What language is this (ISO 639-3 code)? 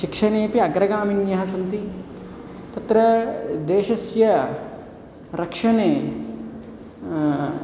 san